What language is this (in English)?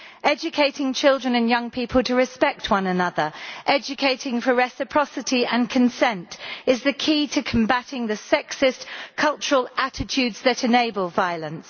English